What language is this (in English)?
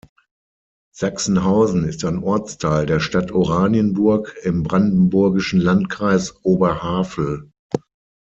German